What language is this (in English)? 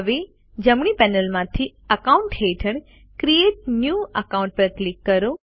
Gujarati